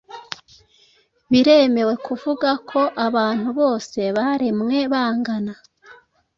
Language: Kinyarwanda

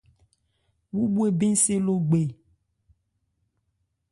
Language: Ebrié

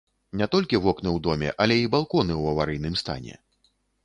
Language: Belarusian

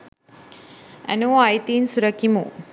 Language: Sinhala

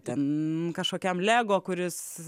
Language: Lithuanian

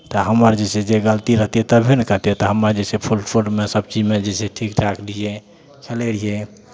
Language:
Maithili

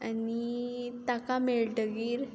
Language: Konkani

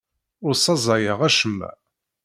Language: Kabyle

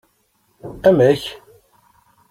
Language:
Kabyle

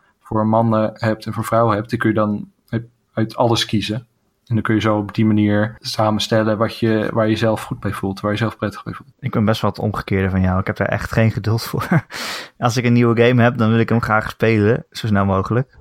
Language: Dutch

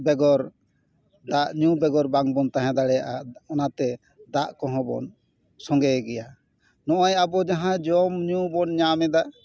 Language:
Santali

